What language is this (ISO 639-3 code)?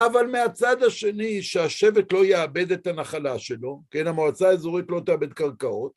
heb